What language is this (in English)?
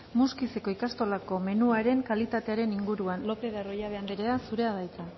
Basque